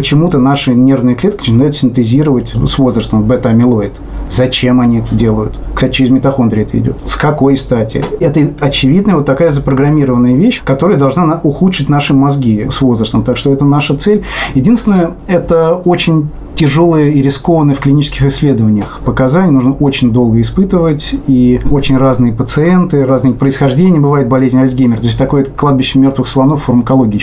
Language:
Russian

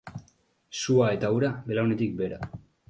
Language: Basque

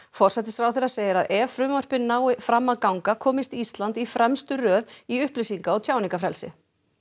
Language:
Icelandic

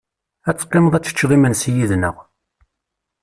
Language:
Kabyle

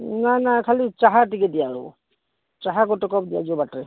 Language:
Odia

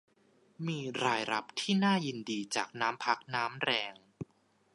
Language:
Thai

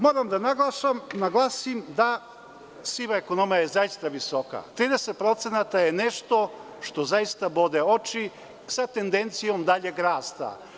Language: Serbian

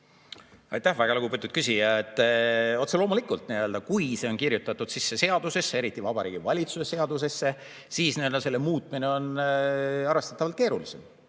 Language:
Estonian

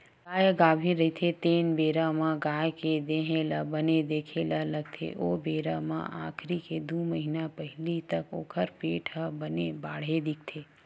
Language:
Chhattisgarhi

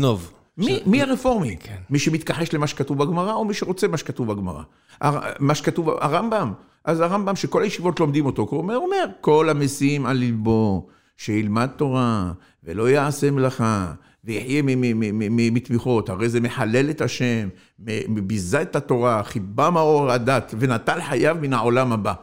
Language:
Hebrew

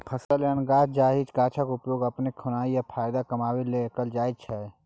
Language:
Maithili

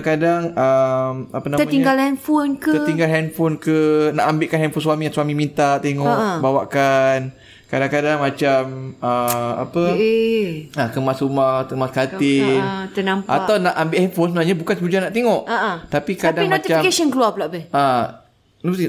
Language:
Malay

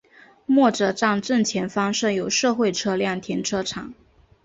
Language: Chinese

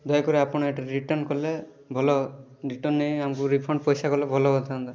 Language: Odia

